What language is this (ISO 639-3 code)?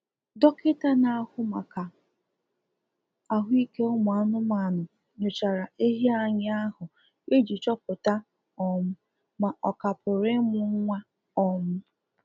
ibo